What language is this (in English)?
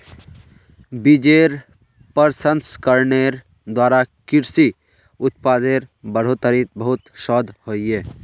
Magahi